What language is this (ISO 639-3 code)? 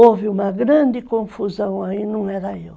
por